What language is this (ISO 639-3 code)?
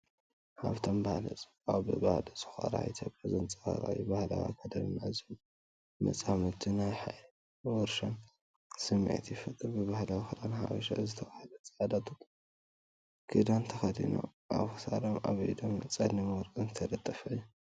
tir